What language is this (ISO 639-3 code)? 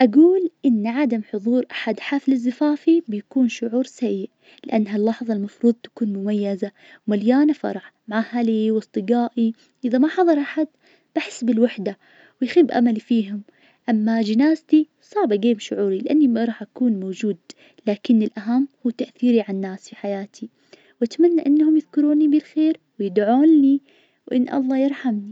ars